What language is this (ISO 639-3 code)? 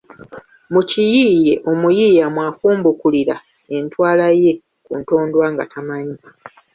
lug